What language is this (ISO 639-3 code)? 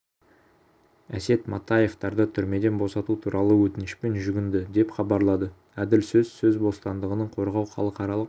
kaz